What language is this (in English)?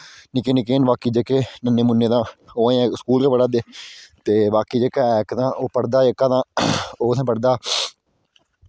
Dogri